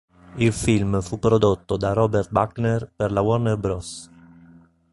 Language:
Italian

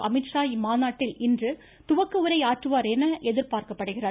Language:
Tamil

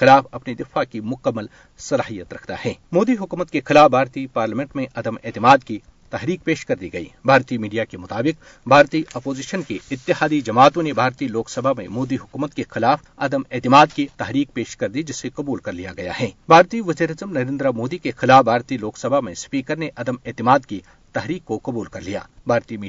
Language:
Urdu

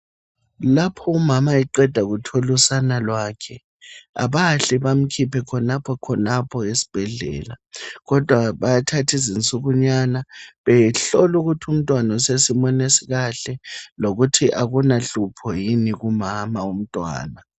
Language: North Ndebele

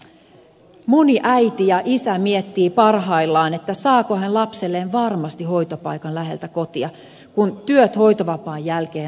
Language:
Finnish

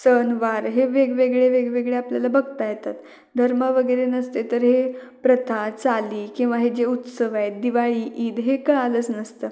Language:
Marathi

